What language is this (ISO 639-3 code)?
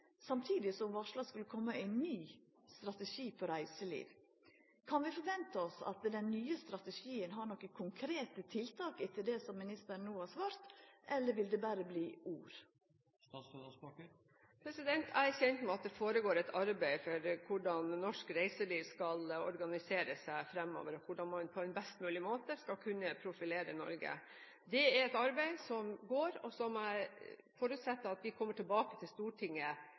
nor